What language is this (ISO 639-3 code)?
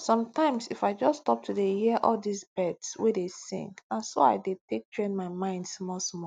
pcm